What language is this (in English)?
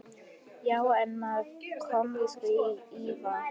Icelandic